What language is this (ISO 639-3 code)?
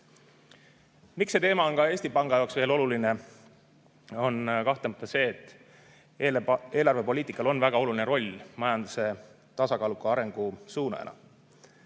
est